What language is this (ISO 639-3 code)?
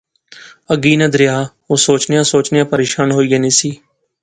phr